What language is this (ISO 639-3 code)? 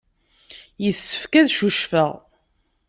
kab